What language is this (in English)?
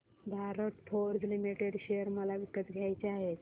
Marathi